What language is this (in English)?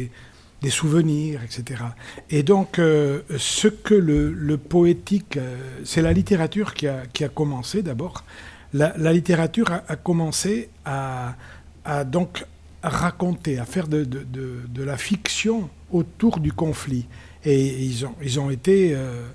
French